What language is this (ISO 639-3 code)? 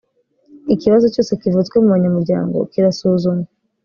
kin